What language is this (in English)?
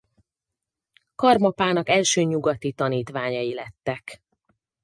Hungarian